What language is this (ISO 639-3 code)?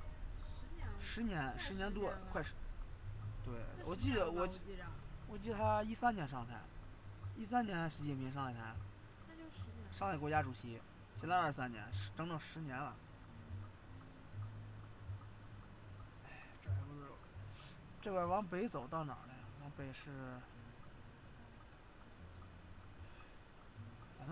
zho